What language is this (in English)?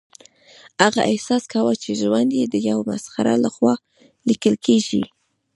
Pashto